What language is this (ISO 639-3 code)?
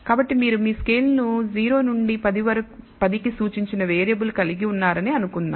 tel